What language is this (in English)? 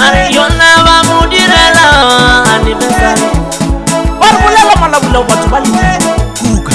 Indonesian